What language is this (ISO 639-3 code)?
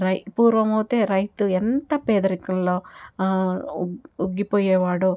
tel